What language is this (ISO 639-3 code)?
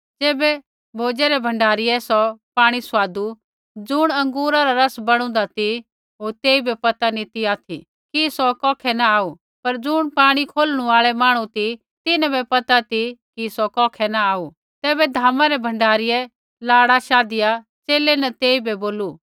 kfx